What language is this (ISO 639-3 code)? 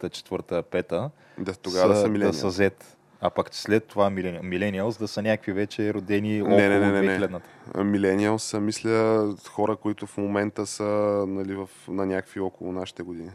bul